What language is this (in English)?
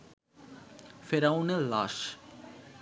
Bangla